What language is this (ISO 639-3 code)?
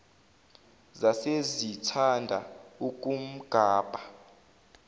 zul